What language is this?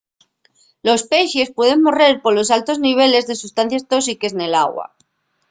Asturian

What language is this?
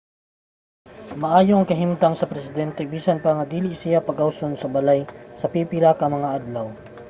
Cebuano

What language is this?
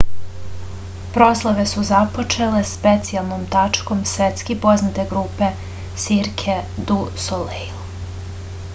Serbian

